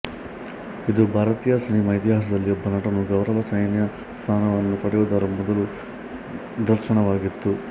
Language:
Kannada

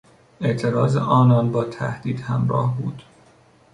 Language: Persian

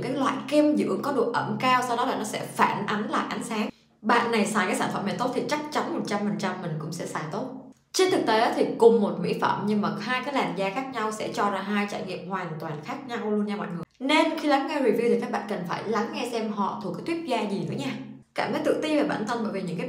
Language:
Vietnamese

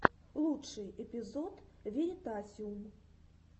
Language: Russian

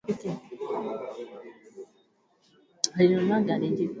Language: Swahili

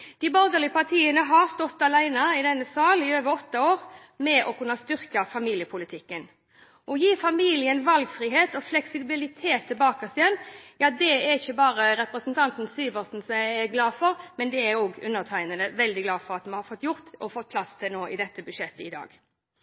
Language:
Norwegian Bokmål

